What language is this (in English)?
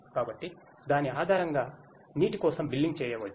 Telugu